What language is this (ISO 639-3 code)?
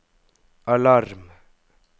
nor